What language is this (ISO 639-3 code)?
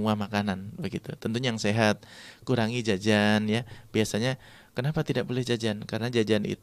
ind